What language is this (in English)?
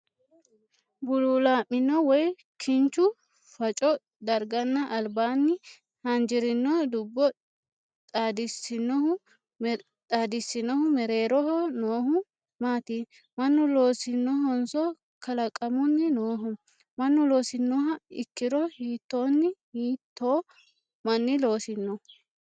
Sidamo